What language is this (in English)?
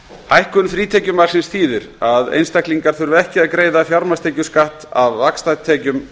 Icelandic